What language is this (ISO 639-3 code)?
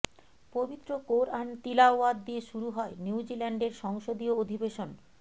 ben